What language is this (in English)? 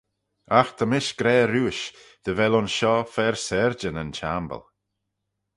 Manx